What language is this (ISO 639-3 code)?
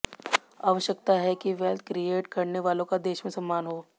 hin